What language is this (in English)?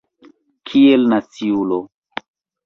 Esperanto